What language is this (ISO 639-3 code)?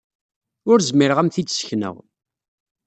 kab